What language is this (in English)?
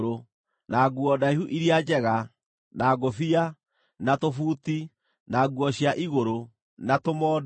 Kikuyu